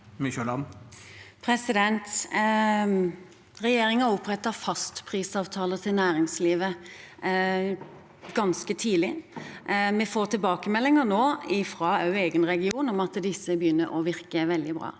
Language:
Norwegian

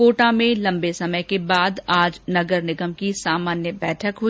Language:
Hindi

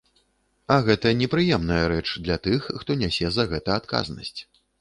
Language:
Belarusian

